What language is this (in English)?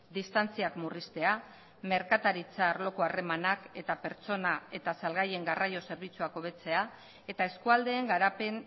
Basque